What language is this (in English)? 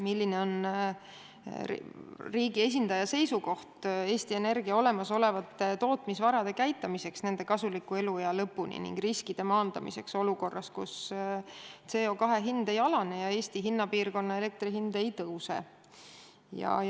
Estonian